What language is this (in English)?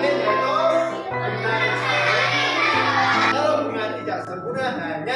Indonesian